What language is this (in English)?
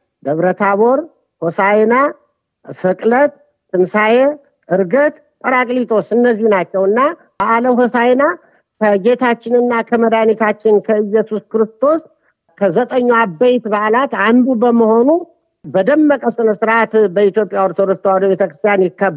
Amharic